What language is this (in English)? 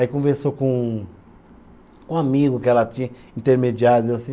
Portuguese